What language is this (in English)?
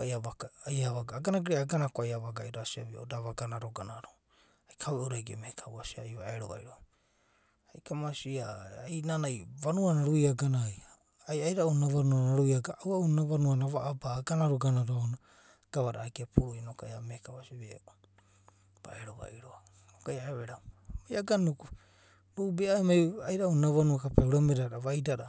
Abadi